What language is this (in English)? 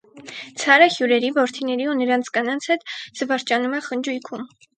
Armenian